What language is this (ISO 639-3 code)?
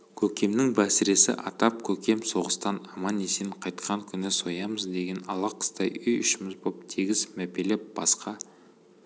kaz